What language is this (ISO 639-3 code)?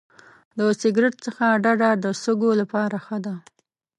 pus